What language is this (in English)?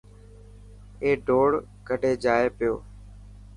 Dhatki